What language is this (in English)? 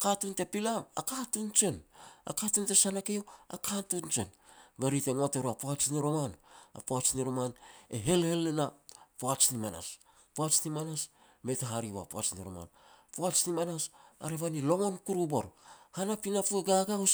Petats